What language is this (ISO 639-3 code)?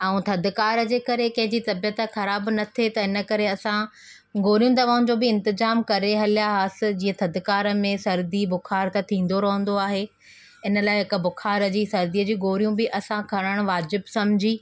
snd